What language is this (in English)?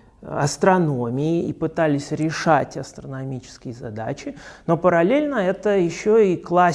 Russian